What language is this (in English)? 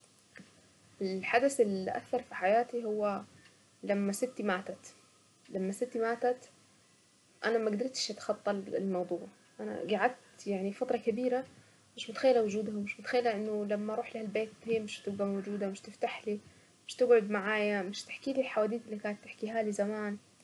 Saidi Arabic